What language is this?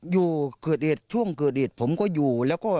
Thai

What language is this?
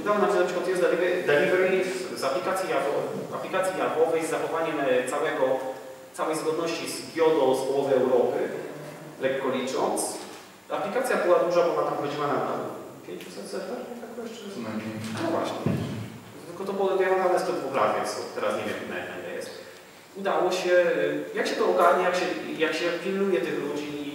Polish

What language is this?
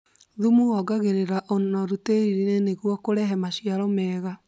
Kikuyu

